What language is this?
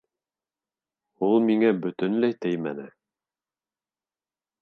Bashkir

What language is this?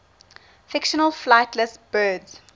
English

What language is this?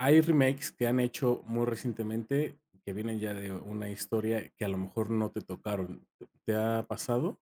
Spanish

